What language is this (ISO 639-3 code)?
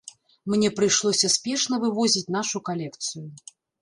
bel